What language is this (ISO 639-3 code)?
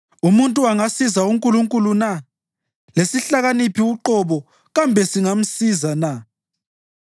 nde